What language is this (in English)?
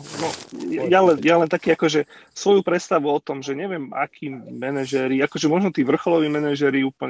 Slovak